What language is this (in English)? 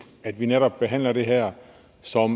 Danish